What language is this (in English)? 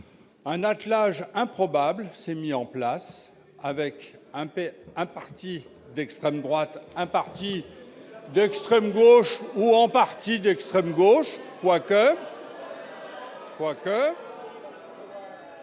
French